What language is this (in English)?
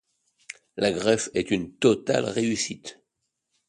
French